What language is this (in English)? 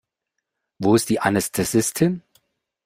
German